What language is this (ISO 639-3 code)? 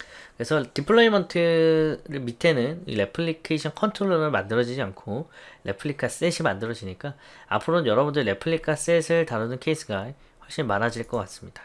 kor